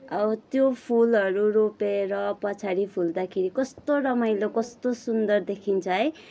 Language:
Nepali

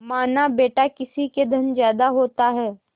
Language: Hindi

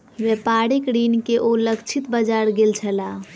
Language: Maithili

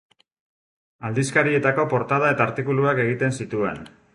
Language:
Basque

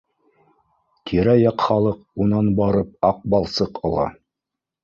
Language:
Bashkir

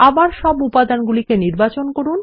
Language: Bangla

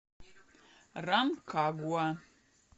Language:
Russian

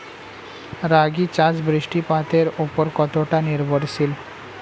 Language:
Bangla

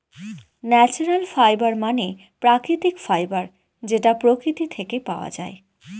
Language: Bangla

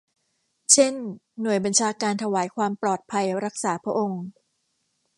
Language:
Thai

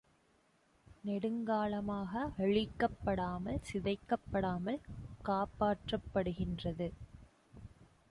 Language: Tamil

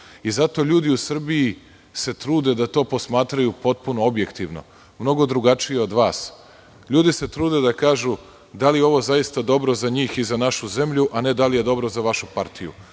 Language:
Serbian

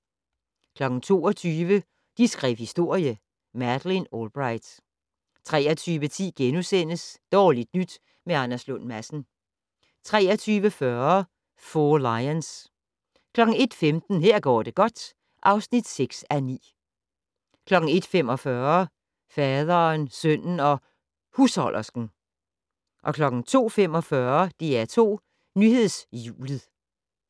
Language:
Danish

